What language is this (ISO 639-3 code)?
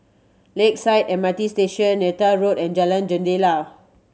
eng